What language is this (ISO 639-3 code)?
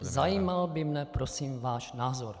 ces